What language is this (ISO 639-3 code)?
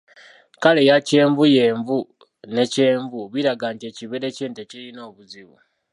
lug